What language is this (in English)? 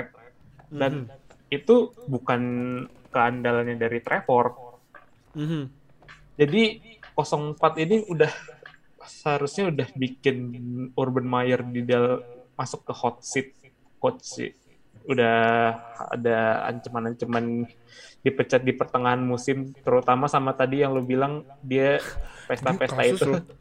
Indonesian